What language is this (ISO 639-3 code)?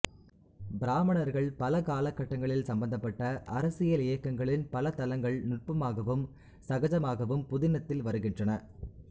tam